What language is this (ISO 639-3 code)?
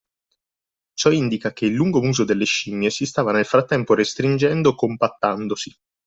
ita